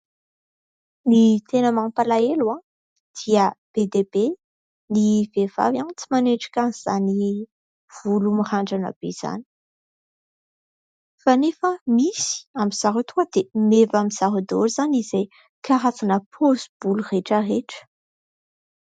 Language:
Malagasy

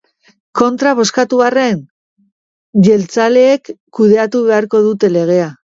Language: Basque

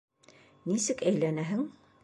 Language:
Bashkir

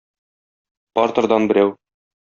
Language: Tatar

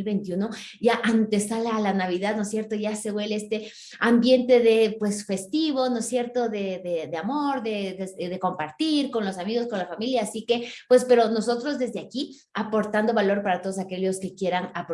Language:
Spanish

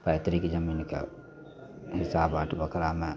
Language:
Maithili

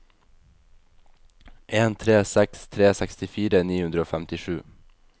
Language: Norwegian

